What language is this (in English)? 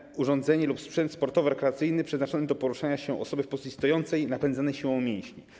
Polish